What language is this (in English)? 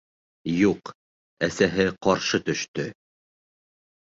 Bashkir